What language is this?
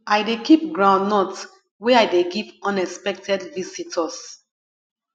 Nigerian Pidgin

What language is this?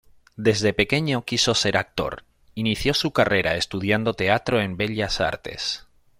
Spanish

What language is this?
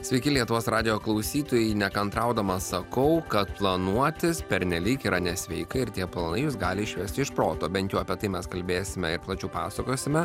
Lithuanian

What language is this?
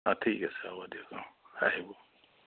Assamese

